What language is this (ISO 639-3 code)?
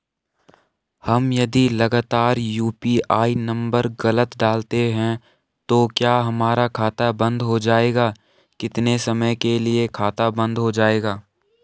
hin